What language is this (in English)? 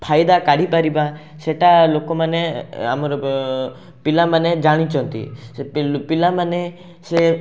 Odia